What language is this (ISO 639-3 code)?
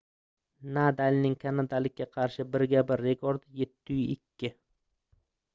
uzb